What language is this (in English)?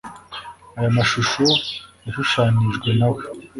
Kinyarwanda